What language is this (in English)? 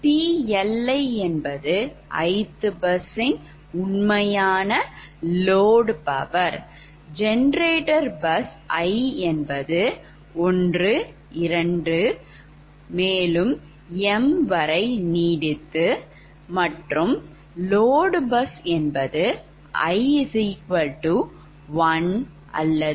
Tamil